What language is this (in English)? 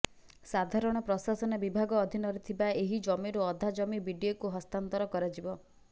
Odia